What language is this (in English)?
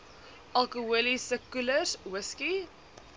Afrikaans